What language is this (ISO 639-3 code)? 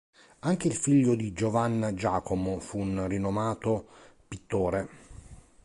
ita